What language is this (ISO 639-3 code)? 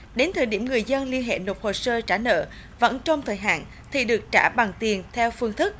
vie